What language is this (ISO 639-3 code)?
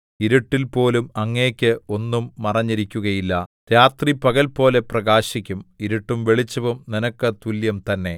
mal